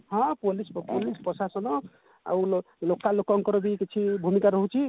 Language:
Odia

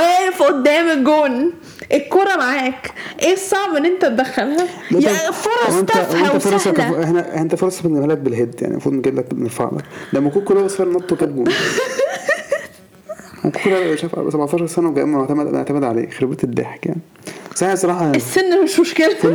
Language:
Arabic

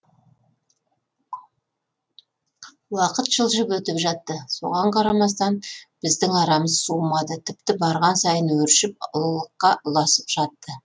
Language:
Kazakh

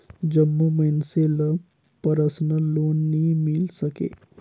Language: Chhattisgarhi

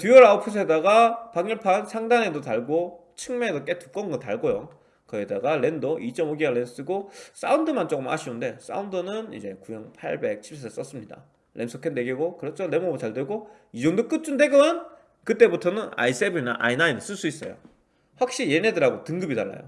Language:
Korean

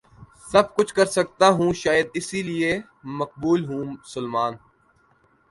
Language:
Urdu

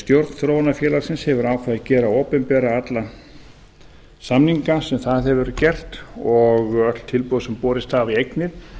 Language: Icelandic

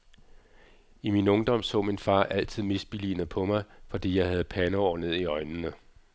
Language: Danish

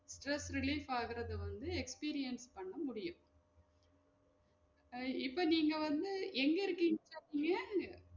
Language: Tamil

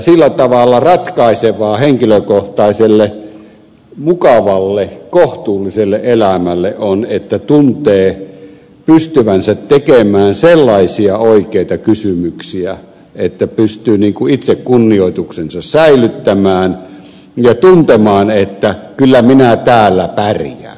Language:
Finnish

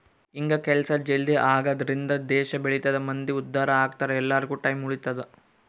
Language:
Kannada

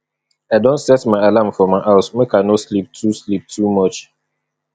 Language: Nigerian Pidgin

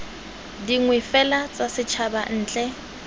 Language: Tswana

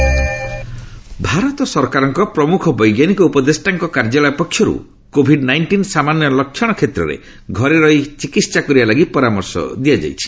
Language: Odia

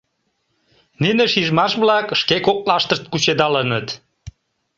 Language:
Mari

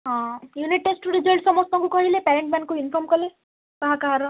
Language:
Odia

